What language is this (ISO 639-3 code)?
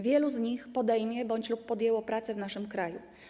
pol